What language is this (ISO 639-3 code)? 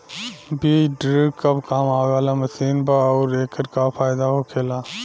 bho